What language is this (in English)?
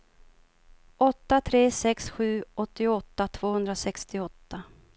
Swedish